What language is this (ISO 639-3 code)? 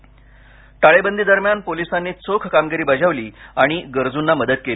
mar